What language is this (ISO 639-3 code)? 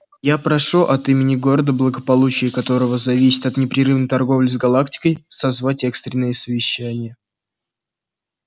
rus